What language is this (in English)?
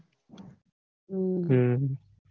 Gujarati